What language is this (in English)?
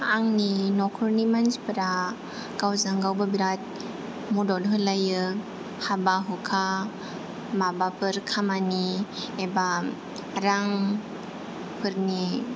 Bodo